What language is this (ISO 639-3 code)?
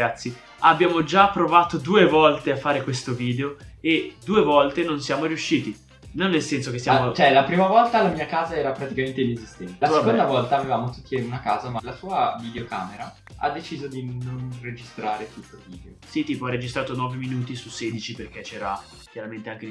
ita